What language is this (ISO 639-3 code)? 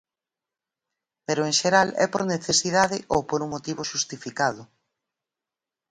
glg